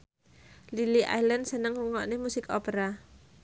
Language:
Javanese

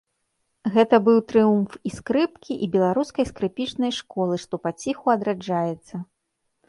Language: Belarusian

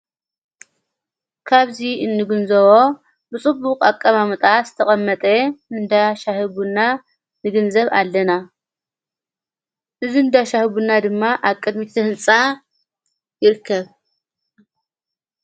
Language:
Tigrinya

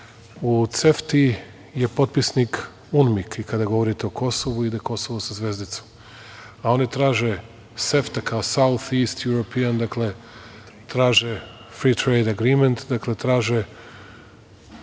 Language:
Serbian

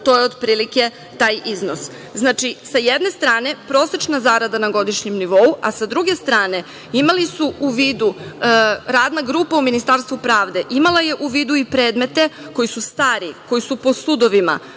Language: Serbian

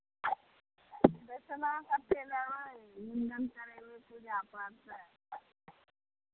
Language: Maithili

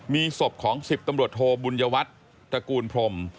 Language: Thai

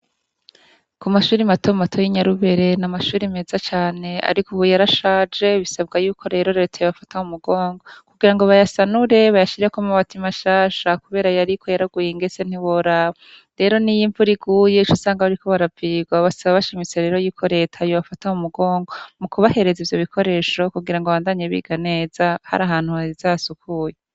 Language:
Rundi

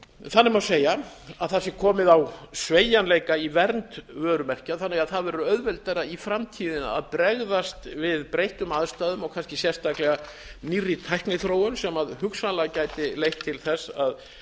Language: Icelandic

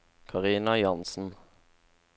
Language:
Norwegian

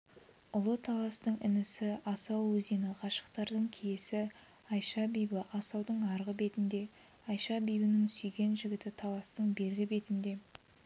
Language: Kazakh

